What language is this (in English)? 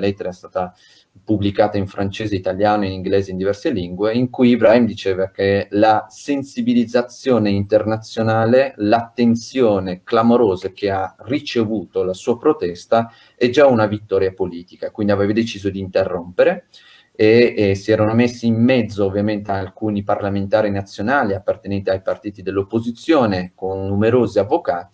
Italian